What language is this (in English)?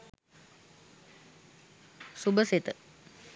Sinhala